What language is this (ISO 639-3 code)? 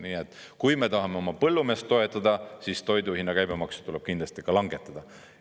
est